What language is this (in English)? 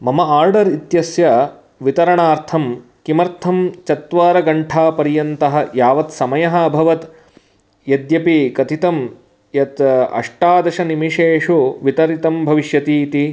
Sanskrit